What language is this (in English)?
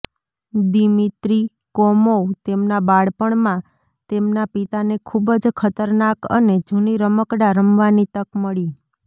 Gujarati